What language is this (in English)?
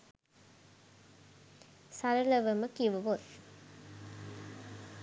Sinhala